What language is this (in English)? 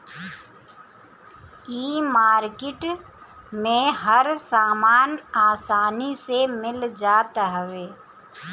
Bhojpuri